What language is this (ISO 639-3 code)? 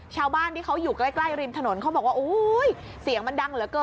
tha